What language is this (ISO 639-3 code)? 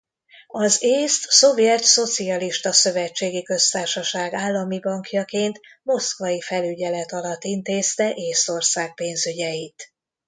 hun